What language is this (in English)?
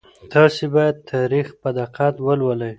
Pashto